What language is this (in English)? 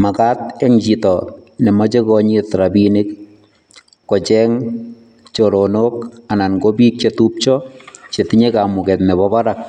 Kalenjin